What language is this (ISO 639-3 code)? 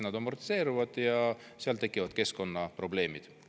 est